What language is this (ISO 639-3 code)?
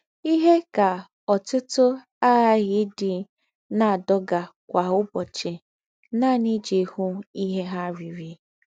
ibo